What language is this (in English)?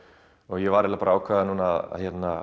Icelandic